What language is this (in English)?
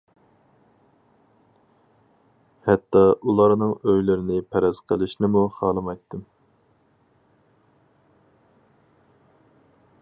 Uyghur